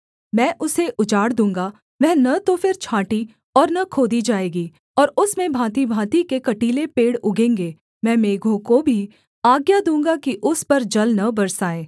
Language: Hindi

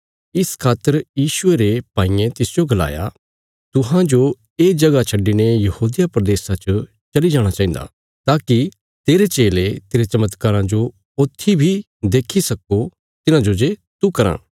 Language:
Bilaspuri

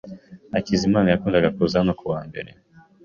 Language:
Kinyarwanda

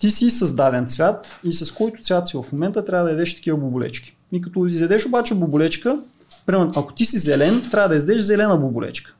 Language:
Bulgarian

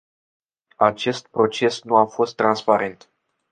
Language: Romanian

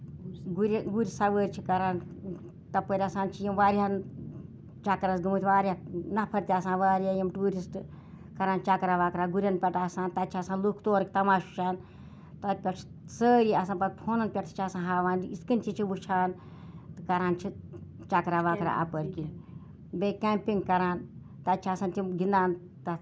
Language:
Kashmiri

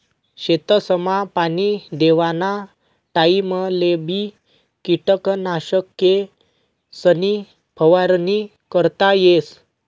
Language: Marathi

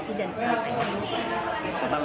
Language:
Indonesian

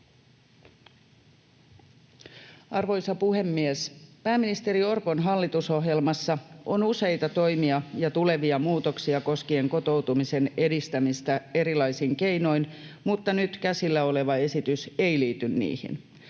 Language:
Finnish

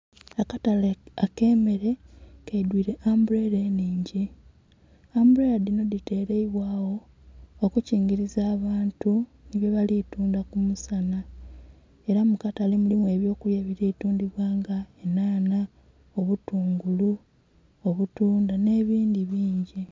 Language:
Soga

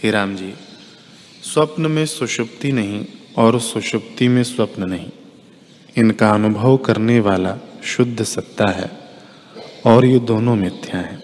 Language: Hindi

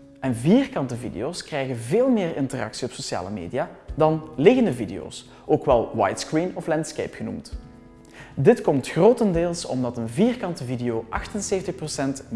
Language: Dutch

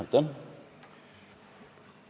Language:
Estonian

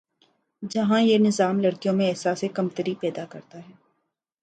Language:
Urdu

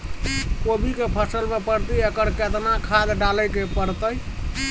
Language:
Maithili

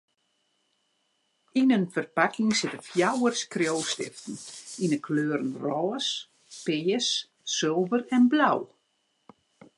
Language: Western Frisian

